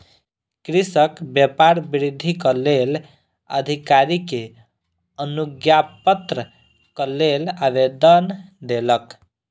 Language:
Maithili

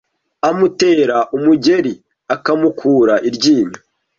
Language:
Kinyarwanda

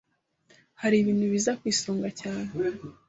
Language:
Kinyarwanda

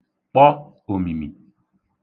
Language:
Igbo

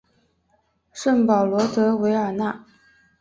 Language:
Chinese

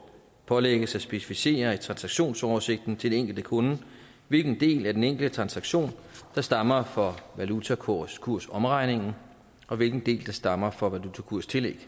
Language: Danish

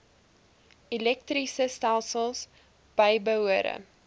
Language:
Afrikaans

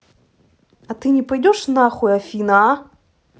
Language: Russian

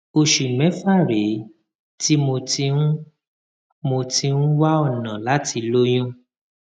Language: Yoruba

